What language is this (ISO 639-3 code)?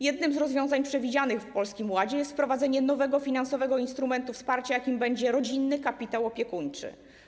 pol